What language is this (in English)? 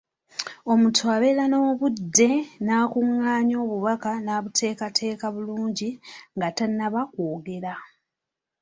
Ganda